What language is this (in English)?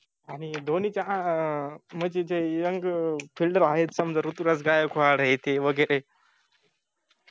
Marathi